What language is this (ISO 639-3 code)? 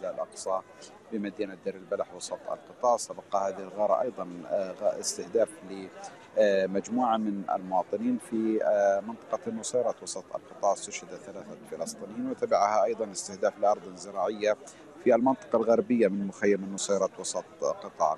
ara